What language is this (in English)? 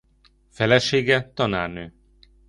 Hungarian